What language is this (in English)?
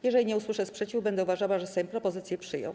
Polish